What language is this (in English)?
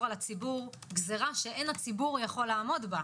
Hebrew